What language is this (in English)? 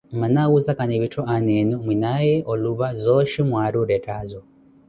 Koti